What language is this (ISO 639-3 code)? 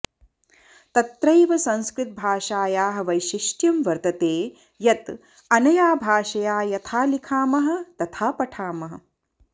san